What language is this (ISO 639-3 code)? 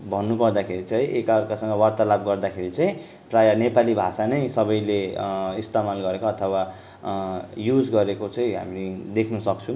nep